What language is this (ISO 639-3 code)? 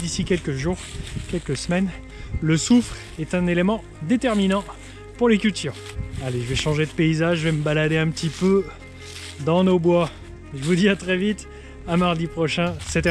fra